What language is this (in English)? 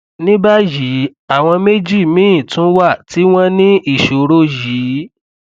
Yoruba